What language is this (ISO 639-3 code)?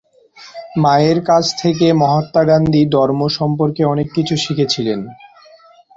ben